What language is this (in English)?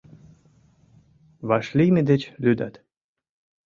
Mari